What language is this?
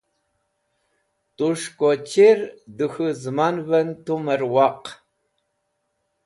Wakhi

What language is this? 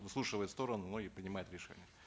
Kazakh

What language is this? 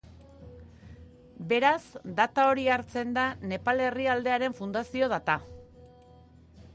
Basque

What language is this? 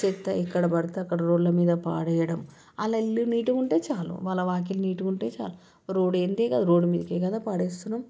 Telugu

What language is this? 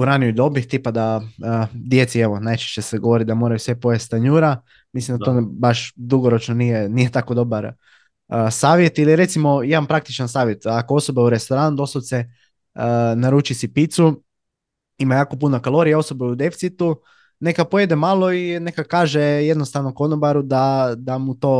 Croatian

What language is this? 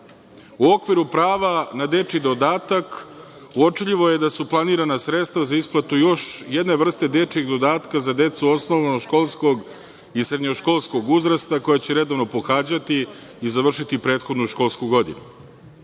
Serbian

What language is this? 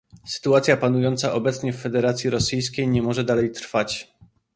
Polish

